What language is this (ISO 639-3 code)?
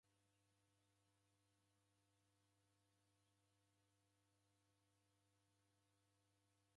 dav